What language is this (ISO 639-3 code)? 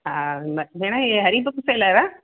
snd